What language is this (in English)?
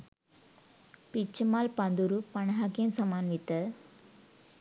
Sinhala